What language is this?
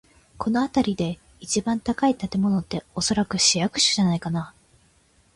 Japanese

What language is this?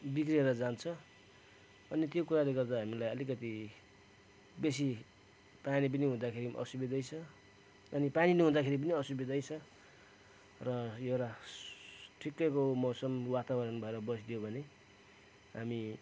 Nepali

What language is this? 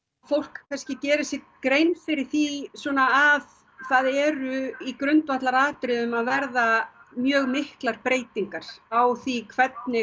Icelandic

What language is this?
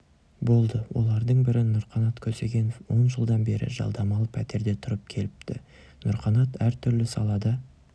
Kazakh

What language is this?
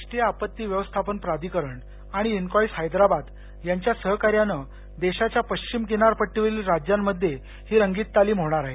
Marathi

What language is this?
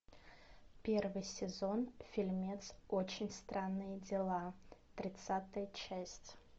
Russian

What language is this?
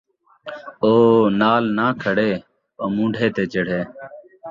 Saraiki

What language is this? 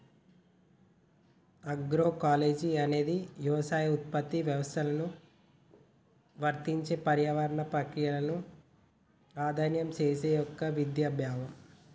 Telugu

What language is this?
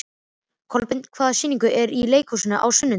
Icelandic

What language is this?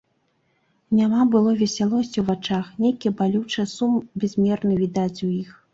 Belarusian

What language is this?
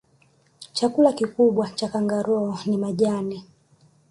Swahili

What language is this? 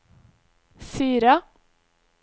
Norwegian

